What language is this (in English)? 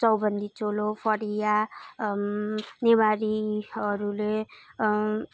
Nepali